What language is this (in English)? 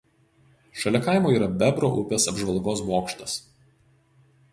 Lithuanian